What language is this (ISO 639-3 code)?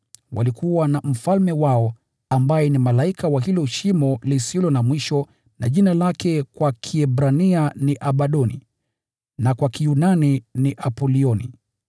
swa